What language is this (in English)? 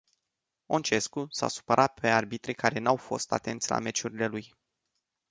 Romanian